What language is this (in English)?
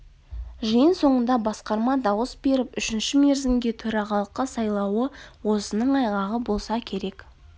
Kazakh